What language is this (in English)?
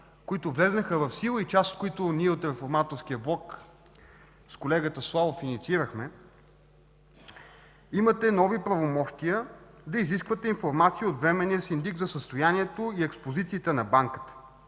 Bulgarian